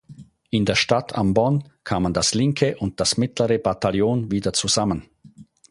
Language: German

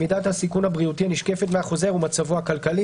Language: Hebrew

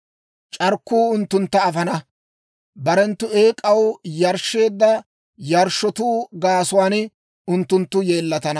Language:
Dawro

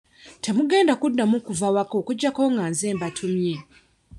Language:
Ganda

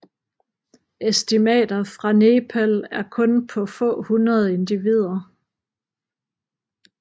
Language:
Danish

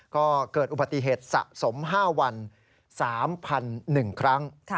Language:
Thai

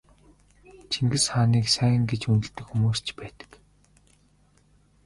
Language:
Mongolian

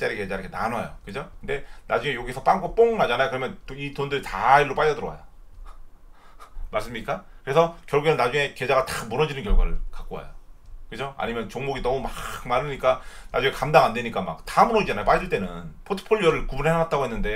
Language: Korean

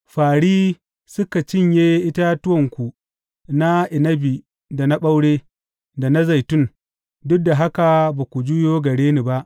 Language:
Hausa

